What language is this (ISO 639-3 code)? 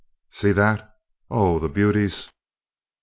eng